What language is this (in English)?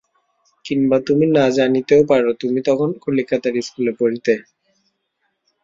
Bangla